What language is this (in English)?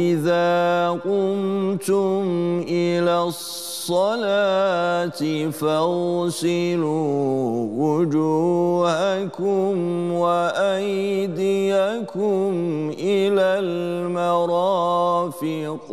Turkish